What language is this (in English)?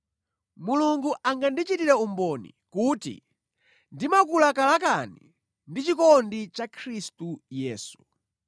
Nyanja